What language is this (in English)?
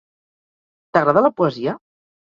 Catalan